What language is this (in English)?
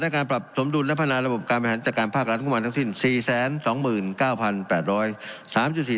Thai